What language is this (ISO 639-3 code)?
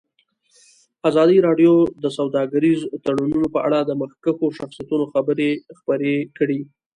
pus